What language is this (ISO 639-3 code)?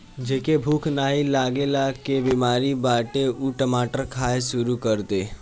bho